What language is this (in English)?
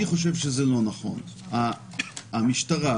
Hebrew